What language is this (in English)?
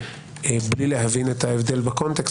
Hebrew